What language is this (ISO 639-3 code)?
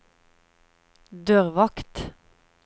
nor